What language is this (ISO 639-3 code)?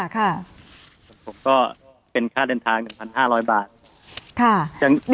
tha